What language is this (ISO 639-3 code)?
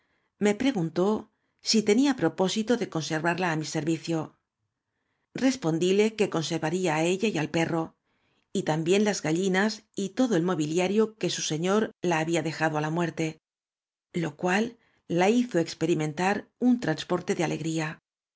spa